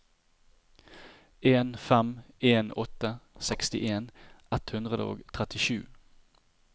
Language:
Norwegian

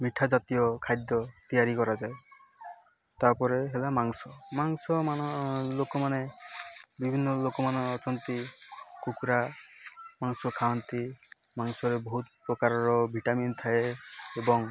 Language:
Odia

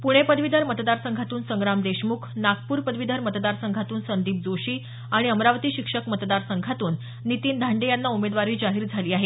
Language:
Marathi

